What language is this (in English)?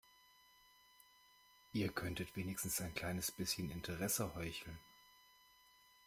German